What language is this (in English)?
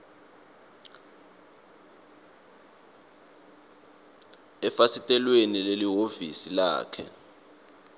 Swati